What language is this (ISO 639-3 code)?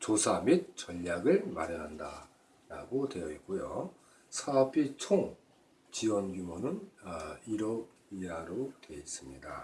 kor